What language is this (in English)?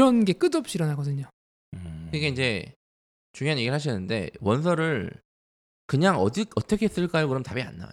Korean